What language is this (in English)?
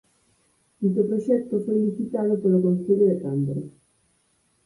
Galician